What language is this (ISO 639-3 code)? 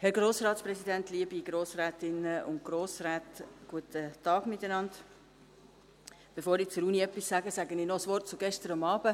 gsw